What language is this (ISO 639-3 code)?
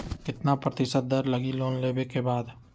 mag